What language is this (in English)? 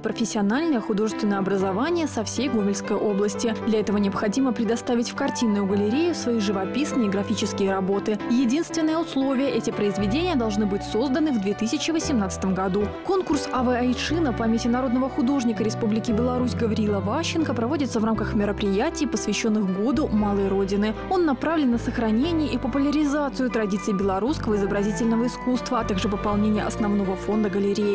Russian